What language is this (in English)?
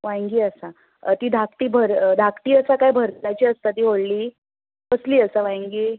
Konkani